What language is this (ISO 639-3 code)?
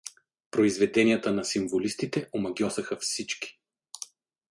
bul